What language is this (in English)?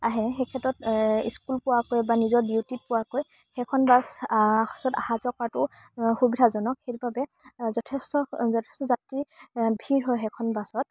Assamese